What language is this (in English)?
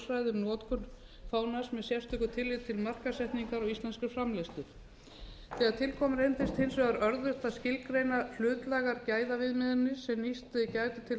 Icelandic